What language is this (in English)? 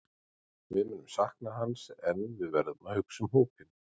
Icelandic